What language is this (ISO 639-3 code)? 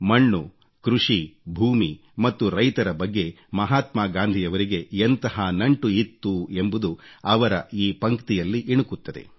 kan